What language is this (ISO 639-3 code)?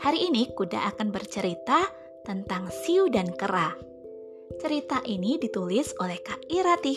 ind